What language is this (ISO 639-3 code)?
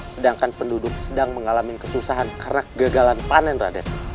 ind